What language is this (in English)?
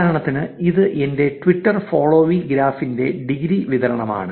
Malayalam